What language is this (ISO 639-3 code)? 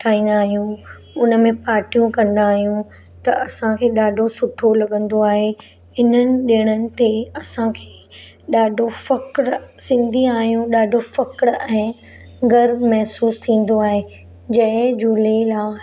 snd